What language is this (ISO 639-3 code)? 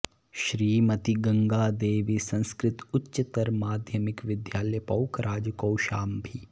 san